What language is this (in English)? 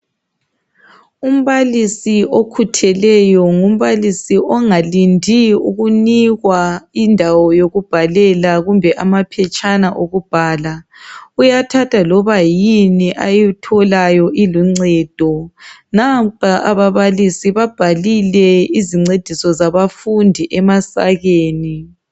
North Ndebele